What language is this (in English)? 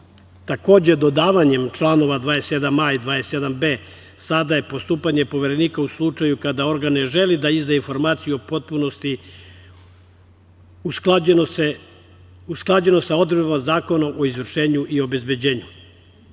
Serbian